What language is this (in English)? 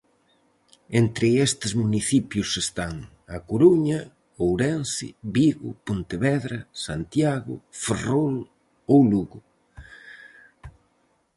Galician